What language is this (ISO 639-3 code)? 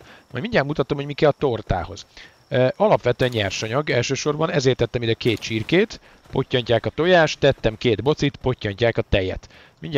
hun